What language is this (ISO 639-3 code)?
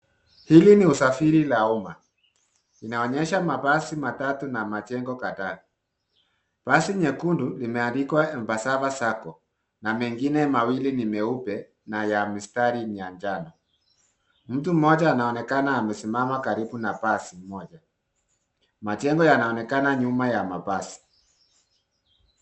swa